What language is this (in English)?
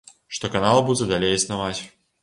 Belarusian